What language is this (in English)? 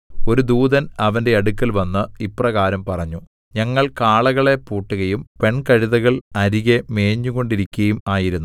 Malayalam